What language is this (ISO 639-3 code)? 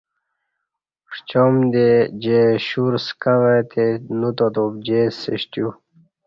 bsh